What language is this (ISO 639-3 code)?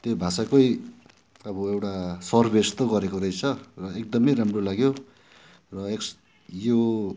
nep